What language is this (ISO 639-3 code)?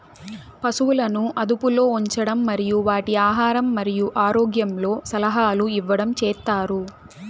tel